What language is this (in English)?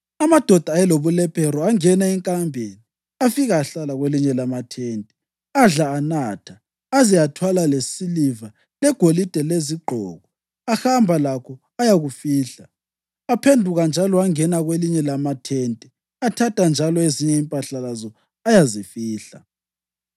North Ndebele